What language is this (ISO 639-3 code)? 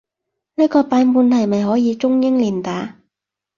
yue